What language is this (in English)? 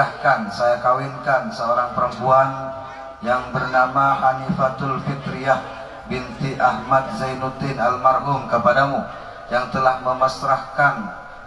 Indonesian